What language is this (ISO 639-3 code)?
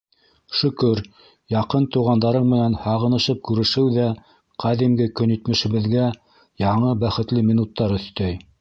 bak